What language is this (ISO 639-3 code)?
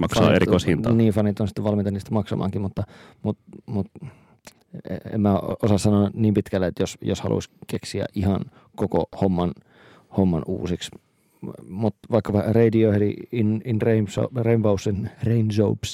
fin